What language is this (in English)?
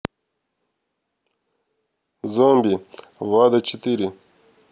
Russian